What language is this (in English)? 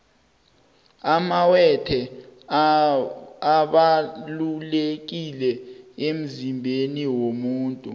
South Ndebele